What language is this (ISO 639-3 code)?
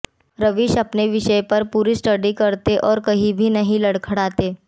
hin